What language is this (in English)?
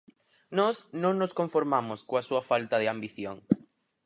Galician